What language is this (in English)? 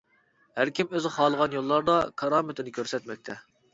Uyghur